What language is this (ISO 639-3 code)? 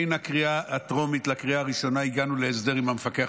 heb